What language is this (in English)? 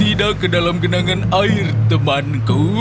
Indonesian